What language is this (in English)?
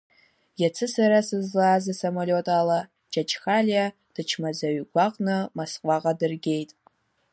Abkhazian